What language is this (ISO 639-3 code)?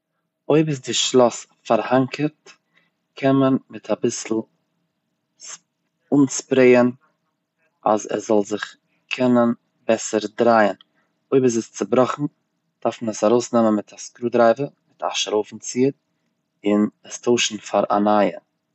yid